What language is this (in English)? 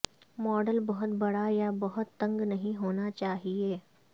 Urdu